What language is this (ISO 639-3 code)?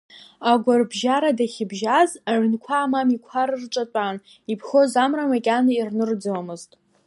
abk